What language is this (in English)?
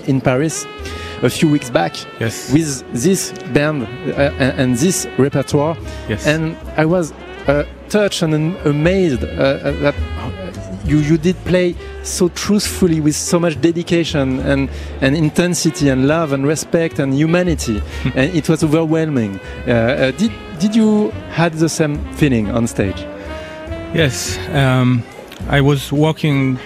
French